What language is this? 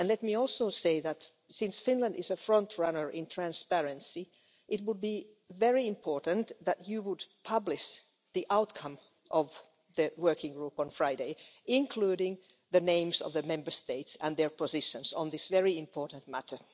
English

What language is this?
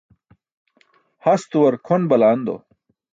Burushaski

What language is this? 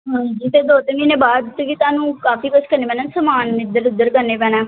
Punjabi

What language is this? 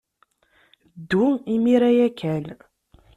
Kabyle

